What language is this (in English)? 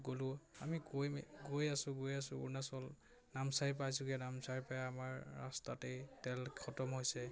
Assamese